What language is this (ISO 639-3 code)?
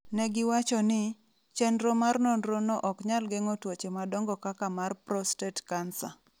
luo